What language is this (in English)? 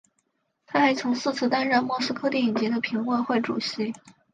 Chinese